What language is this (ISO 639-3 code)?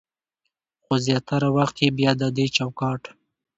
pus